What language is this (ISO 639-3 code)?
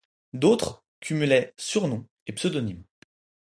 fra